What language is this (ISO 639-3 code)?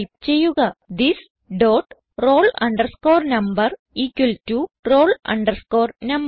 mal